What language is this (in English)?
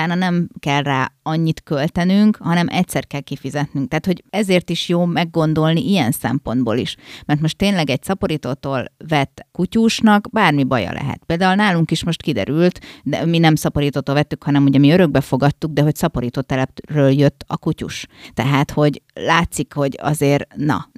Hungarian